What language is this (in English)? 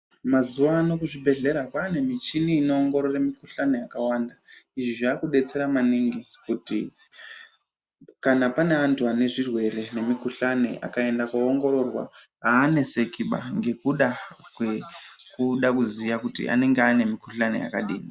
Ndau